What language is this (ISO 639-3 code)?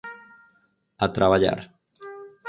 glg